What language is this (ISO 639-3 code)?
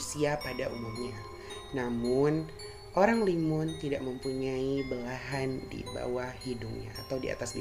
ind